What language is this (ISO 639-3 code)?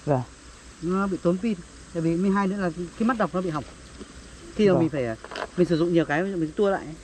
vie